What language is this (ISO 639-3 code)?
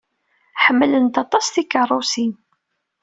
kab